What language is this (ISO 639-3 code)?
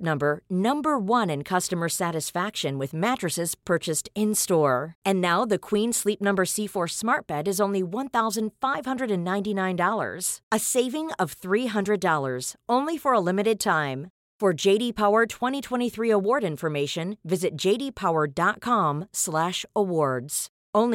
swe